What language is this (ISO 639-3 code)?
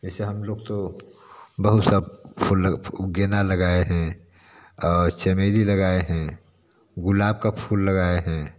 hin